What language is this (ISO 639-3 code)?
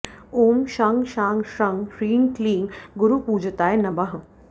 san